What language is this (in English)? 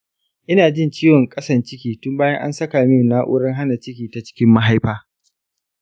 Hausa